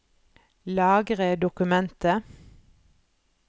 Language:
Norwegian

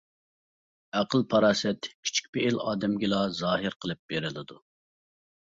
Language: Uyghur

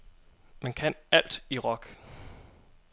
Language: Danish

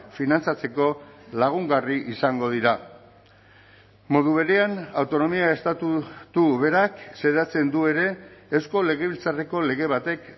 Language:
Basque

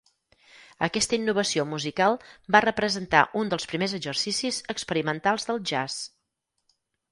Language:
Catalan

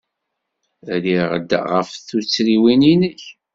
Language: Kabyle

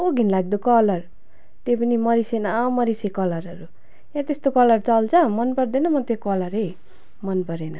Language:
Nepali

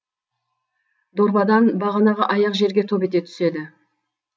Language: Kazakh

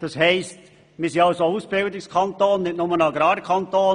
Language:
Swiss German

